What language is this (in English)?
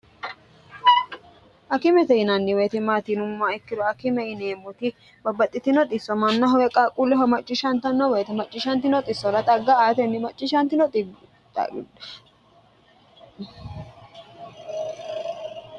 Sidamo